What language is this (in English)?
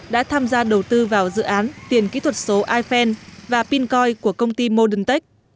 Vietnamese